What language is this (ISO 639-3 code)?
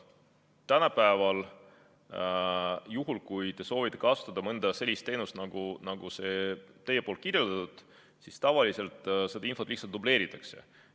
est